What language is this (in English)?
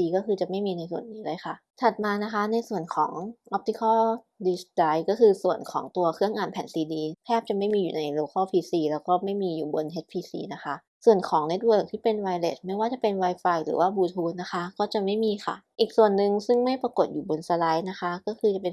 Thai